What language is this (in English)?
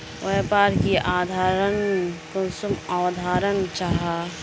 Magahi